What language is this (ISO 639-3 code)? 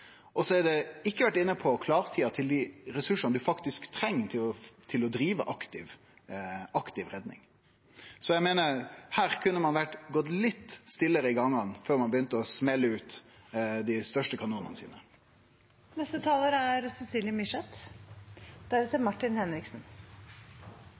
nno